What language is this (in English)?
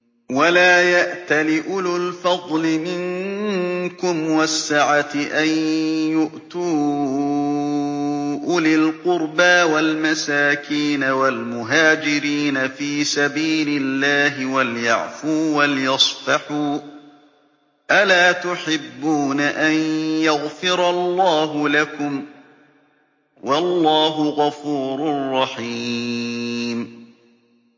Arabic